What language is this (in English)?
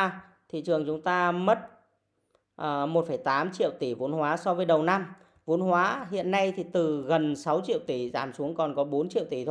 Vietnamese